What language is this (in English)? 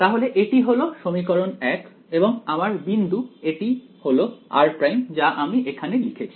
Bangla